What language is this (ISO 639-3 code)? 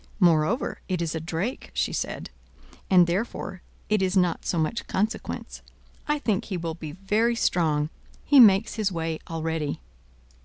eng